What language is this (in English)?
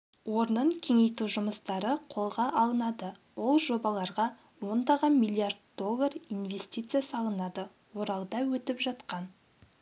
Kazakh